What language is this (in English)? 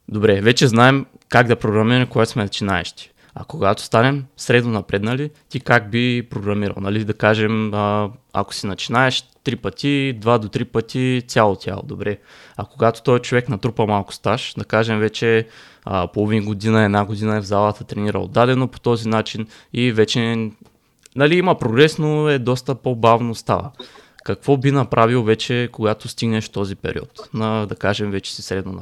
Bulgarian